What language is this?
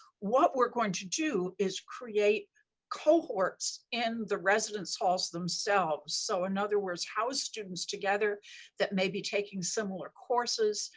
English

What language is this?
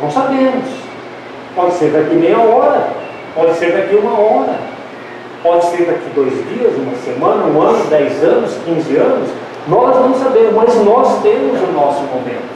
Portuguese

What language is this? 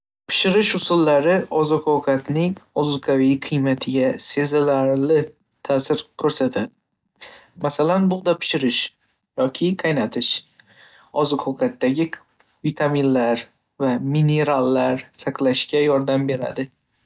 Uzbek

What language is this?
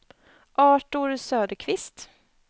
Swedish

